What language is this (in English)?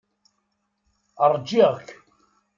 Kabyle